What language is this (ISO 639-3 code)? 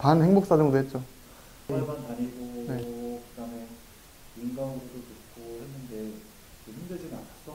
kor